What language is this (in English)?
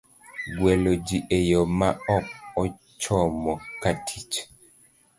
Luo (Kenya and Tanzania)